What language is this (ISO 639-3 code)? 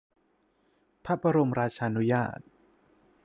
tha